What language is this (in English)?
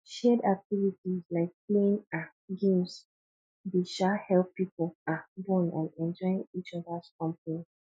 Nigerian Pidgin